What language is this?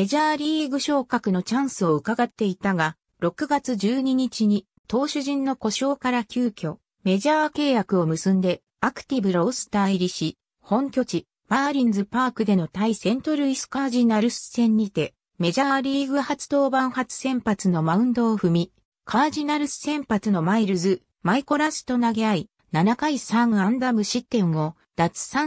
Japanese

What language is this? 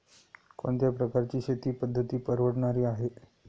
Marathi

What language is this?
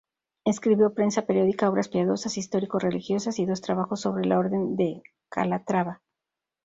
Spanish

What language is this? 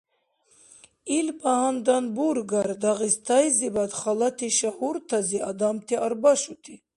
Dargwa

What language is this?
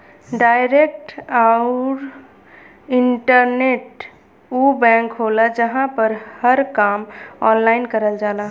Bhojpuri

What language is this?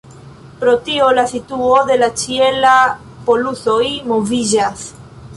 Esperanto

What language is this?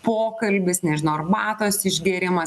Lithuanian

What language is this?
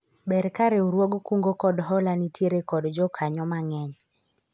Luo (Kenya and Tanzania)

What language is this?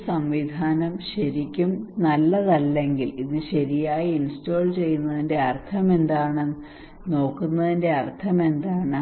Malayalam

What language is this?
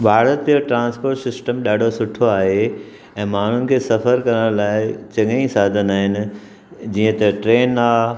Sindhi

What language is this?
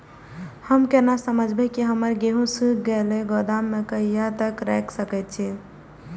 Maithili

